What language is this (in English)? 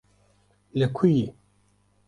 Kurdish